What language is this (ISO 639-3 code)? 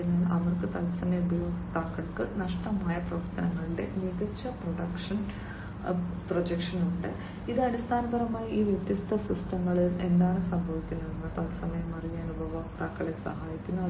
mal